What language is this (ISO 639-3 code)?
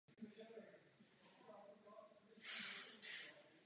ces